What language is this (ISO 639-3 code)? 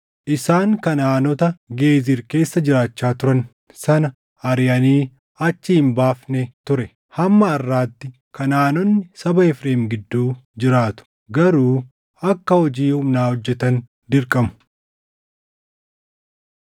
orm